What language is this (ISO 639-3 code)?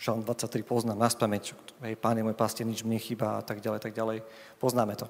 slk